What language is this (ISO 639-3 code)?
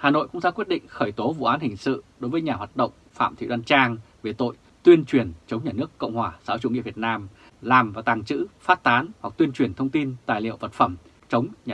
vie